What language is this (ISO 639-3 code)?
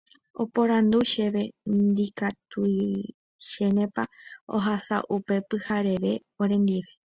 grn